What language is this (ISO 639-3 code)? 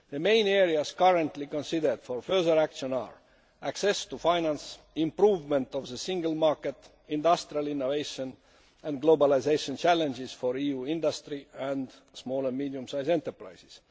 eng